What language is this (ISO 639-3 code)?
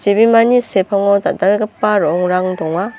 grt